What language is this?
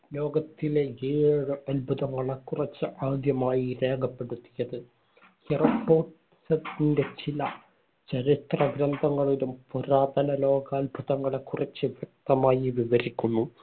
Malayalam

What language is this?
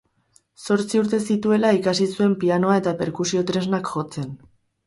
Basque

